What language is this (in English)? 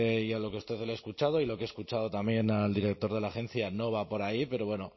Spanish